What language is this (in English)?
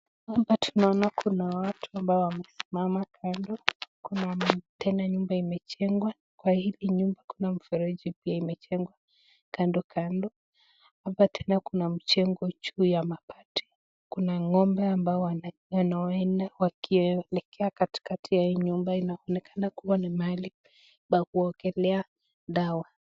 Swahili